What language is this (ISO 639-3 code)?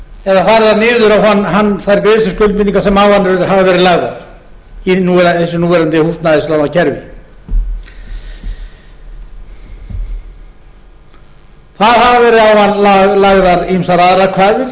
isl